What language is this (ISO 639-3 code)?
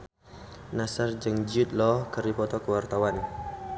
sun